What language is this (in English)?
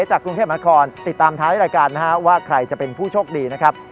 Thai